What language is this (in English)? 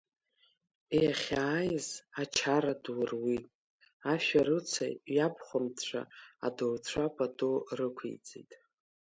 Abkhazian